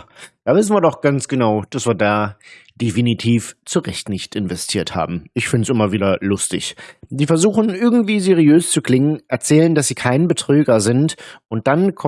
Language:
German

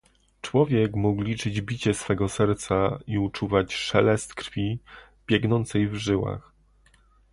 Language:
Polish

